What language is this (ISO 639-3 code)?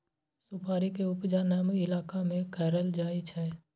mai